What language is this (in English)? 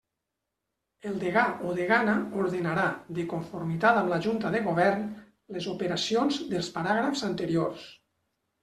Catalan